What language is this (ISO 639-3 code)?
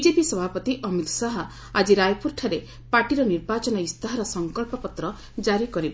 ori